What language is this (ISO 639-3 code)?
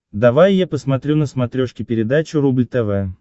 rus